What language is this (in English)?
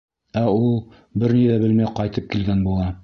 Bashkir